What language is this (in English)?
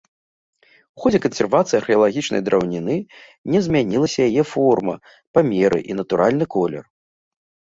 Belarusian